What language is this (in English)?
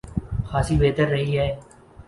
Urdu